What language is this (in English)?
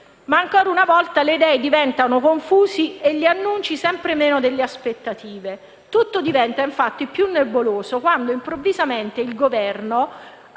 Italian